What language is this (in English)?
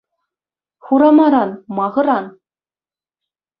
Chuvash